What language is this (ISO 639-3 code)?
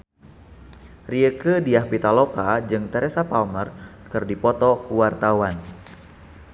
sun